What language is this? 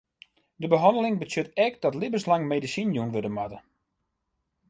Western Frisian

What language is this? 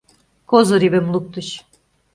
Mari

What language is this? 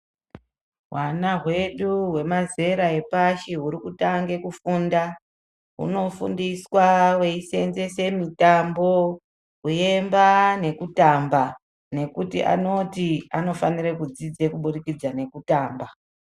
Ndau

